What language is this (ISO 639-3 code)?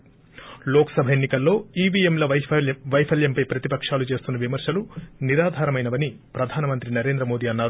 tel